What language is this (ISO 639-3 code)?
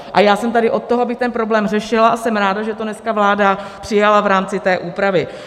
ces